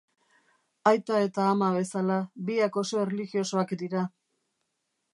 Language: Basque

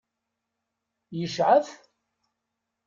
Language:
Kabyle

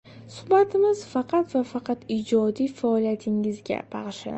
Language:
Uzbek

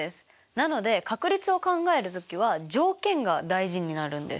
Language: Japanese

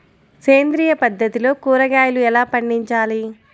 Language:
Telugu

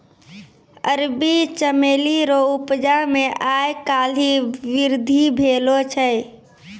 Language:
Maithili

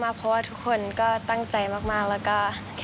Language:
Thai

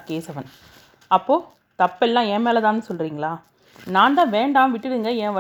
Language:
Tamil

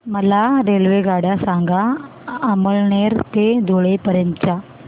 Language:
Marathi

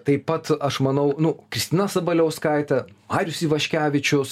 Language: Lithuanian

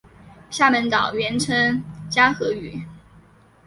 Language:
Chinese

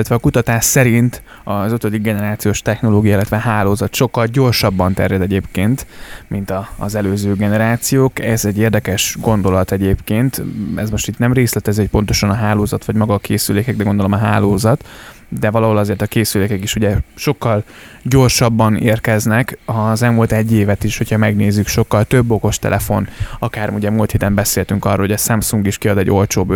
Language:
Hungarian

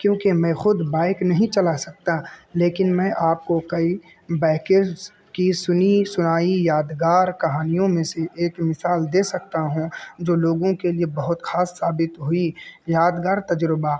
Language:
Urdu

